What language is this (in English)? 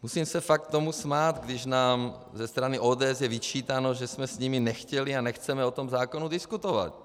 Czech